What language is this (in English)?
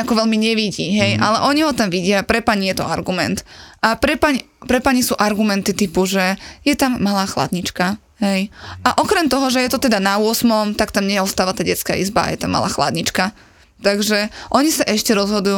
Slovak